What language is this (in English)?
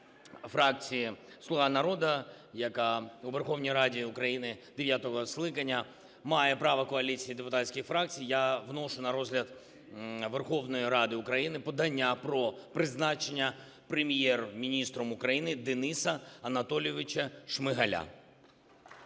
Ukrainian